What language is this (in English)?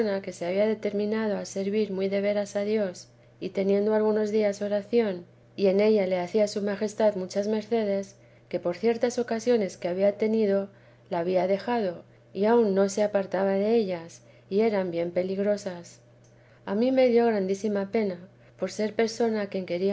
Spanish